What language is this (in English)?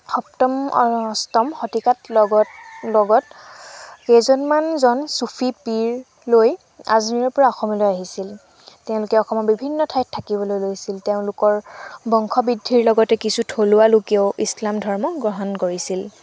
Assamese